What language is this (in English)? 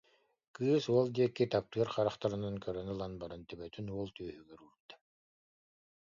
Yakut